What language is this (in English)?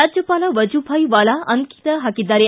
Kannada